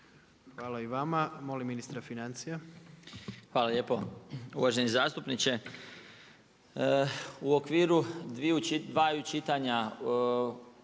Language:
Croatian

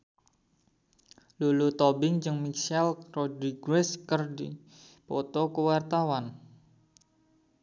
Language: Sundanese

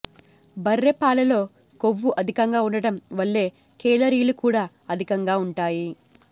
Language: Telugu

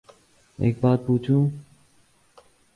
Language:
Urdu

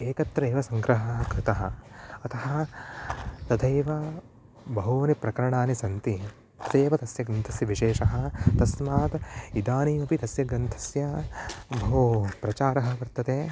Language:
Sanskrit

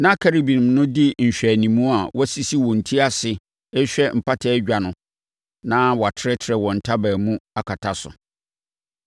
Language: Akan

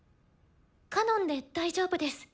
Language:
Japanese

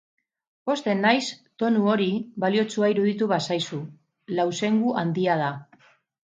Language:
Basque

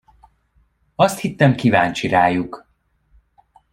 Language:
Hungarian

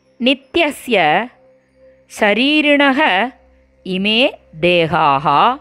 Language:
Tamil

